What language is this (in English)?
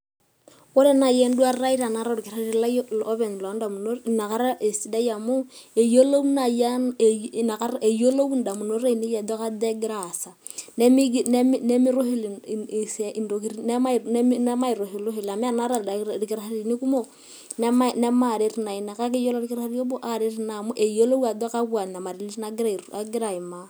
Masai